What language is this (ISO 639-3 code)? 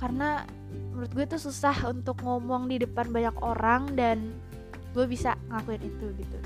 ind